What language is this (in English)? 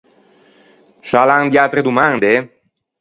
Ligurian